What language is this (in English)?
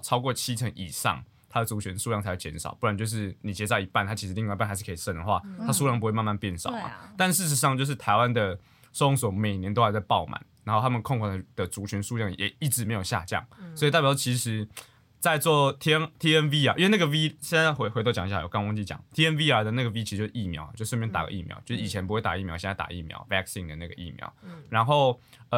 Chinese